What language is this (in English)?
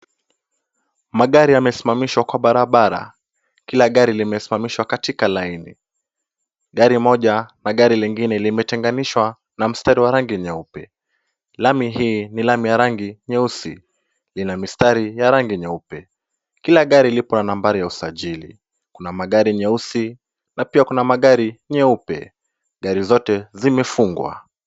Swahili